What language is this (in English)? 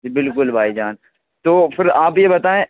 Urdu